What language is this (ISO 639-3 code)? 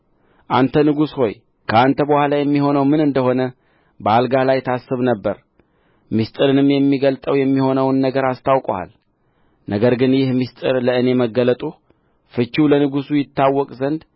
amh